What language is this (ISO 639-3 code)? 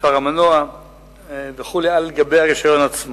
heb